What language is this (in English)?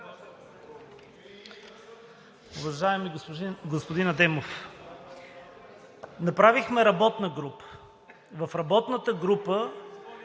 Bulgarian